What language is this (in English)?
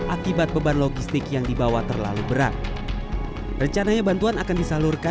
Indonesian